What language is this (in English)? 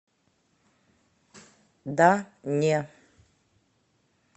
Russian